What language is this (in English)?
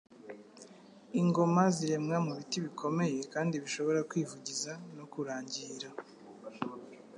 Kinyarwanda